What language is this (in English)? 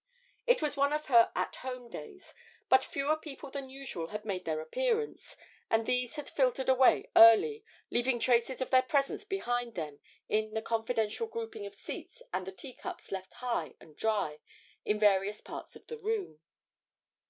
English